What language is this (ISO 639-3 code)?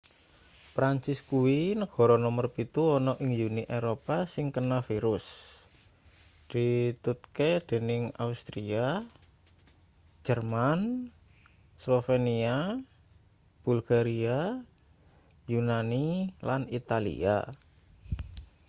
jav